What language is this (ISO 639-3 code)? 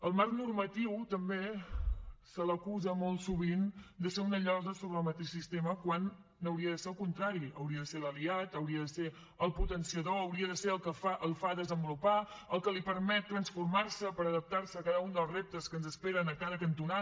cat